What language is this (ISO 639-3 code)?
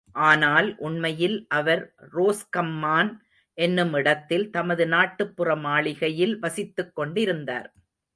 tam